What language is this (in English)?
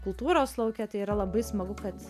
Lithuanian